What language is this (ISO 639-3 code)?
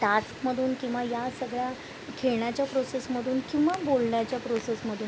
mar